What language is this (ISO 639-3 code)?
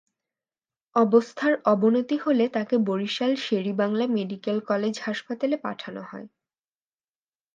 ben